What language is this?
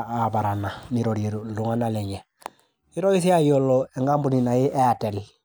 Masai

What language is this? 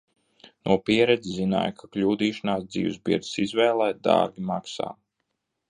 Latvian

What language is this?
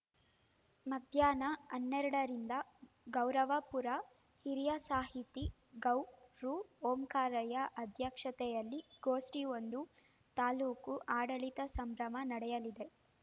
Kannada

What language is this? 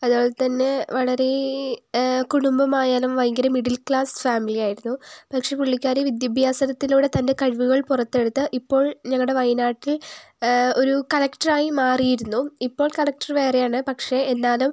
Malayalam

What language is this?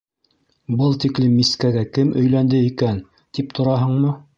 Bashkir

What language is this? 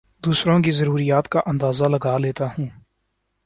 Urdu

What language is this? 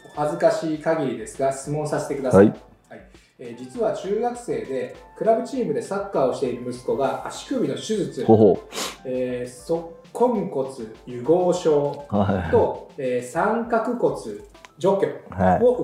Japanese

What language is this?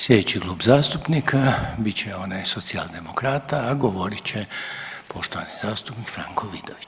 Croatian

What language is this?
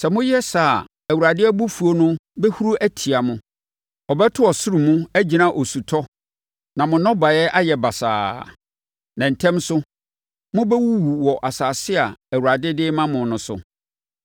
Akan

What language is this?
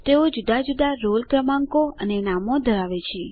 Gujarati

